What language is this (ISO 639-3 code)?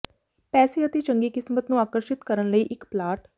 pan